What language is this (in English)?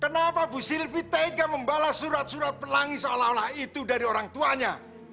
Indonesian